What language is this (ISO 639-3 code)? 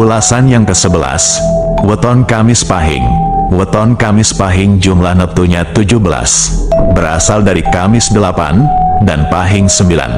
ind